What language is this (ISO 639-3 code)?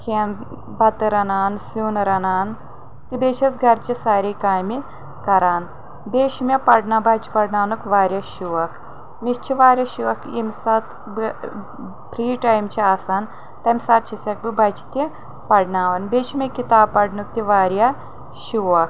kas